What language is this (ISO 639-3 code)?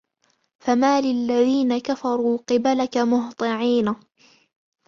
ara